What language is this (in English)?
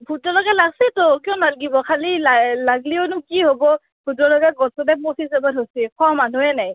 Assamese